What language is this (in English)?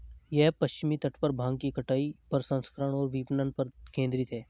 Hindi